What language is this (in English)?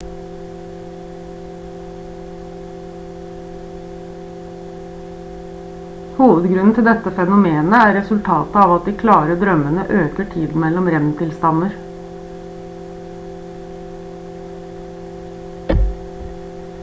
Norwegian Bokmål